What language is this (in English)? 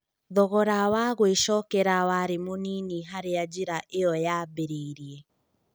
Kikuyu